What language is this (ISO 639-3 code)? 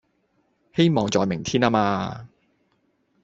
yue